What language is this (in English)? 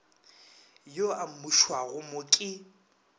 Northern Sotho